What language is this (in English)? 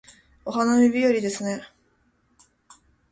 Japanese